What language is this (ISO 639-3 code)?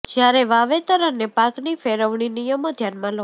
guj